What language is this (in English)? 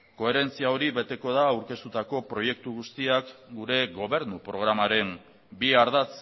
Basque